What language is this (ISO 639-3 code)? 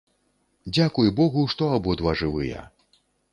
bel